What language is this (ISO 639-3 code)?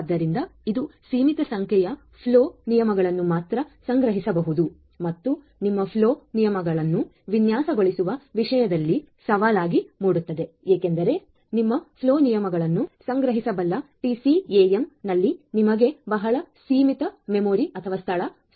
kan